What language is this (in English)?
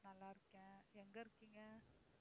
Tamil